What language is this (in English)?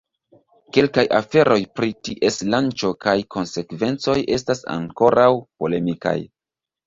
Esperanto